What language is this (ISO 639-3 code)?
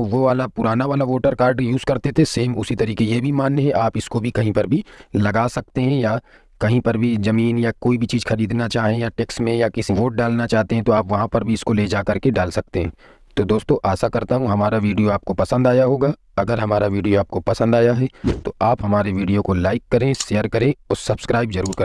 hin